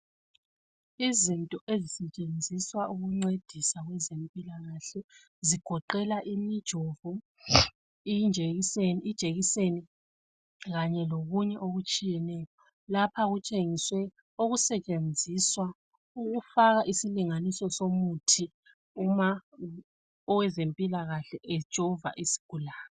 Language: North Ndebele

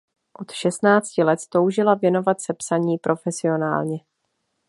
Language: Czech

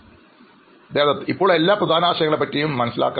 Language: Malayalam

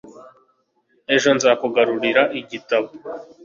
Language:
Kinyarwanda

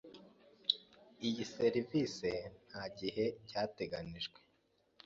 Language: Kinyarwanda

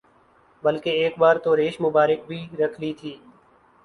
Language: Urdu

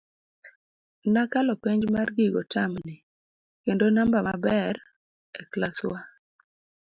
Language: Luo (Kenya and Tanzania)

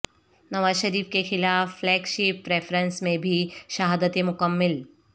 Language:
Urdu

